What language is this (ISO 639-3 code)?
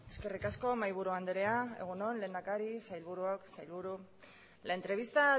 eus